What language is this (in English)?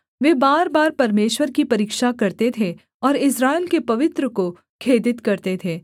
Hindi